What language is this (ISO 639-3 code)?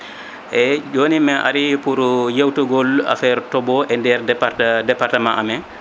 ful